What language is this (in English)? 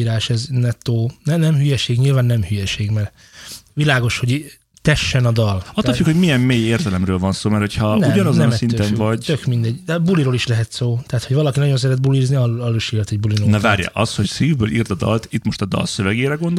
Hungarian